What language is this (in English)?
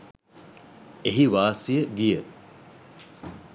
Sinhala